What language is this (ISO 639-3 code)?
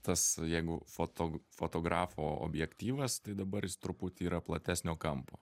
lit